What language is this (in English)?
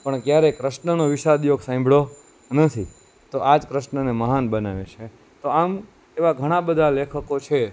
Gujarati